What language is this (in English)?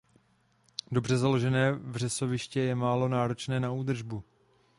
Czech